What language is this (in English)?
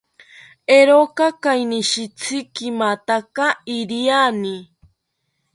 South Ucayali Ashéninka